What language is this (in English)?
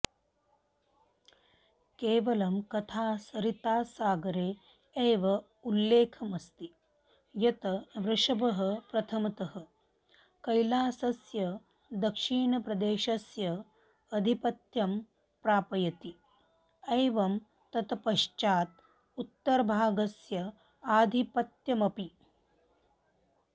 Sanskrit